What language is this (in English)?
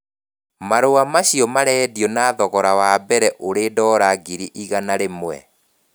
Kikuyu